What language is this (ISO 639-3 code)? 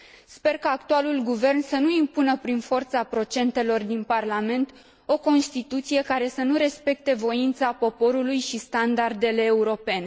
ron